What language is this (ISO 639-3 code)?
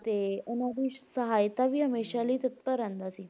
pan